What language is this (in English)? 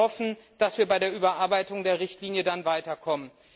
German